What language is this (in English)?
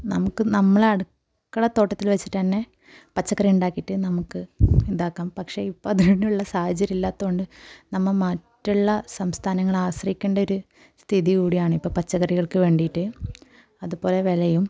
Malayalam